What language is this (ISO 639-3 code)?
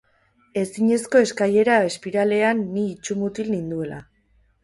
eus